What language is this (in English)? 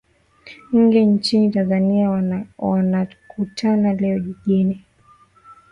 Swahili